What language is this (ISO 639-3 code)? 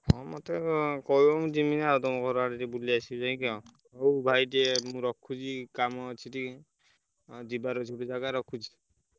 ori